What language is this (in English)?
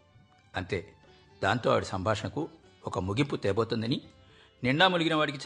Telugu